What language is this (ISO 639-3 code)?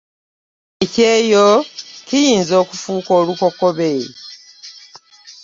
lug